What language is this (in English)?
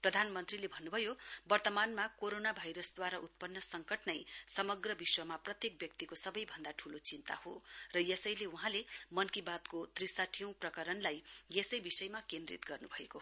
Nepali